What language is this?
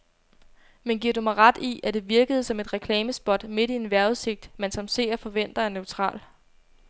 Danish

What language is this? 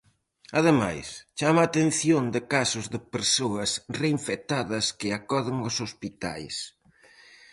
Galician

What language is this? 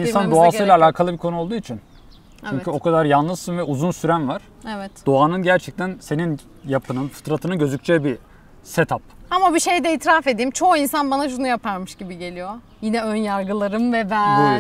Turkish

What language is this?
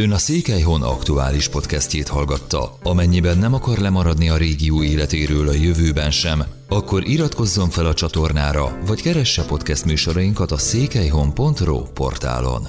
Hungarian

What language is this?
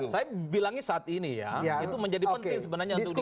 Indonesian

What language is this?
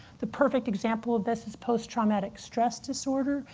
English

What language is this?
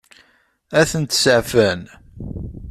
Kabyle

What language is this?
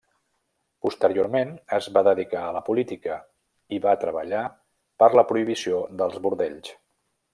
Catalan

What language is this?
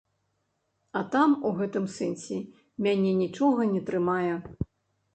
Belarusian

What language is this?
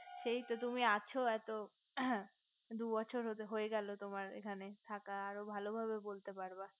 Bangla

